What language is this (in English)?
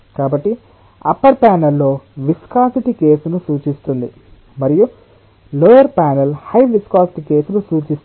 Telugu